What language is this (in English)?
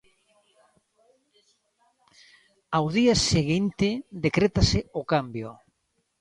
Galician